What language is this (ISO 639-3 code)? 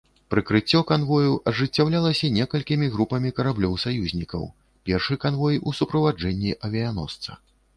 bel